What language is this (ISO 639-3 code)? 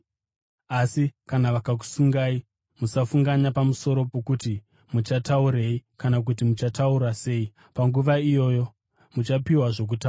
sna